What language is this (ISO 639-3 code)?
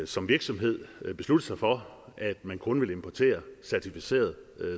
dan